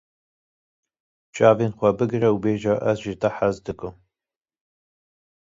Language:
Kurdish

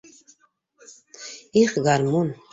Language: Bashkir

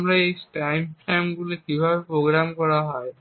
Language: Bangla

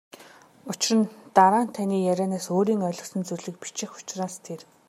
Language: Mongolian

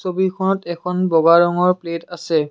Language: Assamese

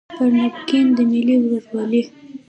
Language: Pashto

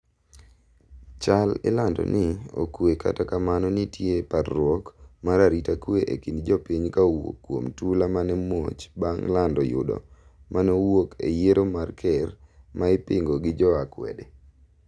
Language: Luo (Kenya and Tanzania)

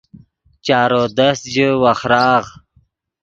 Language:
Yidgha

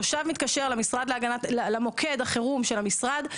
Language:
Hebrew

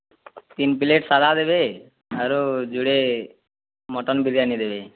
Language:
Odia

